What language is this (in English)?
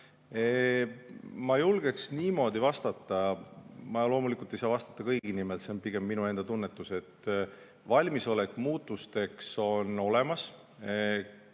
Estonian